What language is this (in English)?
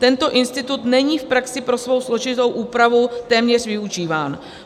Czech